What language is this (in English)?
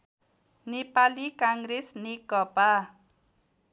Nepali